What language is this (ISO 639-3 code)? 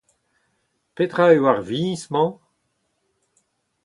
bre